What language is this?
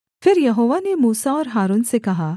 Hindi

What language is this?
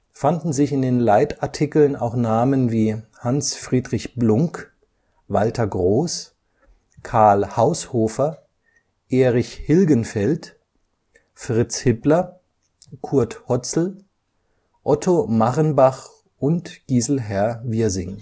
German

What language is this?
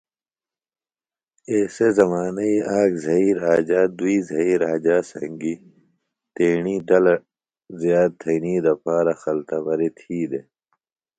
Phalura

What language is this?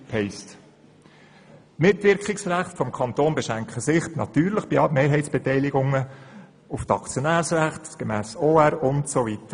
Swiss German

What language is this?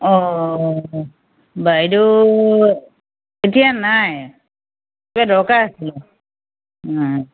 Assamese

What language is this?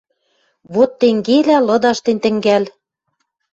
Western Mari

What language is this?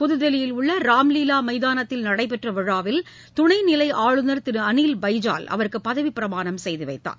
Tamil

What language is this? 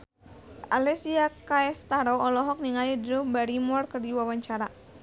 Sundanese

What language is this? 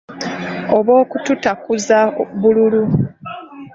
Ganda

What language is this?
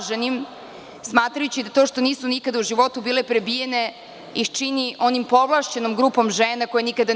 Serbian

